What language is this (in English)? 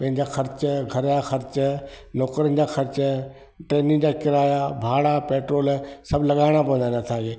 Sindhi